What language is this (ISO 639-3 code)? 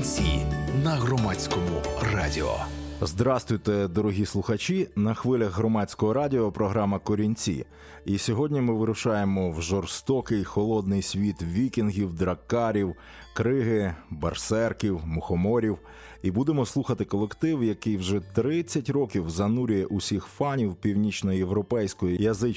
ukr